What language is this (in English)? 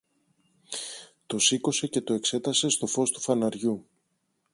Greek